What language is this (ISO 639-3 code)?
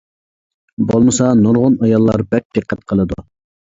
uig